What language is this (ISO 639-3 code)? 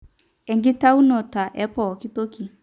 mas